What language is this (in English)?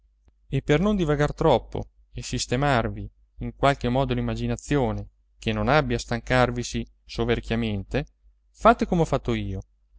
Italian